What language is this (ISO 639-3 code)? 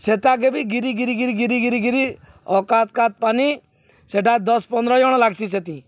ori